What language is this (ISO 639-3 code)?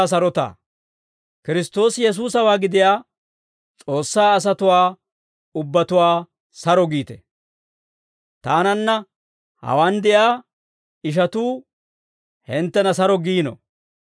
dwr